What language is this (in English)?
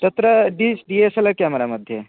Sanskrit